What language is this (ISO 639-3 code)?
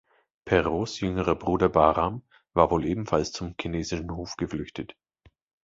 deu